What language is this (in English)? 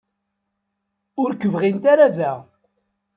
Kabyle